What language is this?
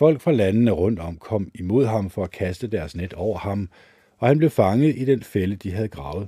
Danish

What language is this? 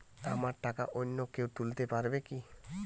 Bangla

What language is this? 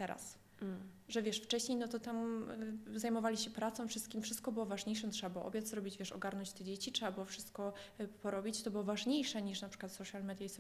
Polish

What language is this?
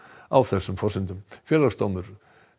Icelandic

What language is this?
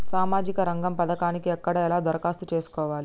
Telugu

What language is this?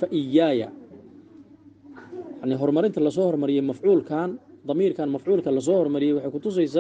Arabic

